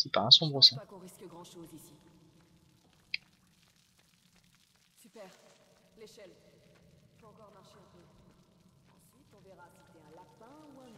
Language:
French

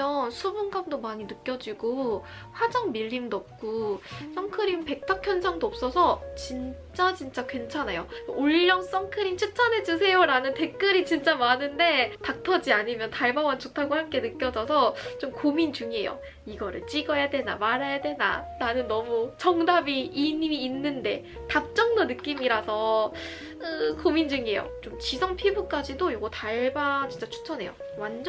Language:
Korean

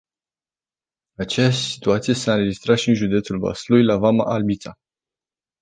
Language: Romanian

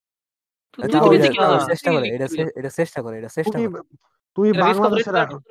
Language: Bangla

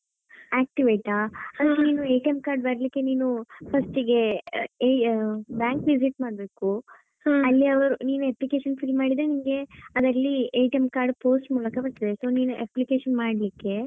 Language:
Kannada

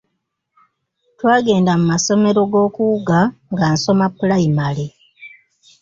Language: Ganda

